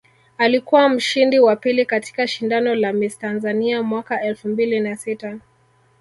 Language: Swahili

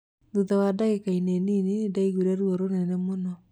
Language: Kikuyu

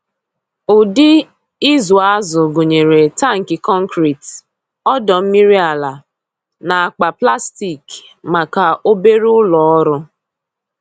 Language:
Igbo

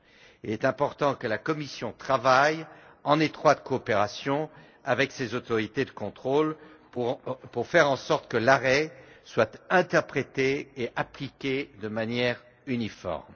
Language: French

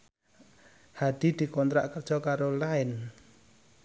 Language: Javanese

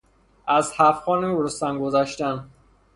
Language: Persian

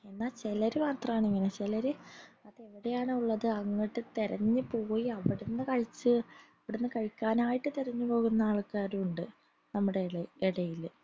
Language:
Malayalam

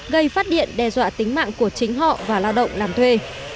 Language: Vietnamese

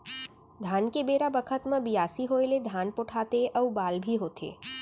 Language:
Chhattisgarhi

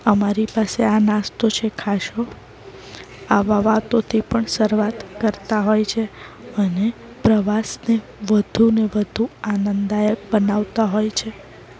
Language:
Gujarati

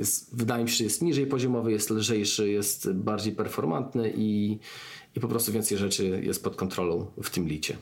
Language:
Polish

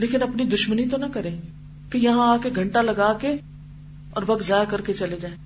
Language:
Urdu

